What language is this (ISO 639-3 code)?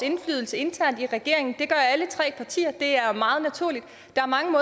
dan